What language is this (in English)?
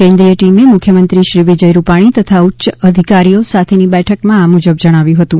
Gujarati